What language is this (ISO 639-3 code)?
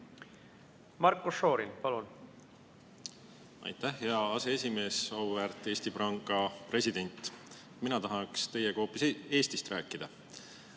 est